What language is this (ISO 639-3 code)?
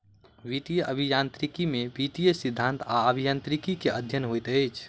mai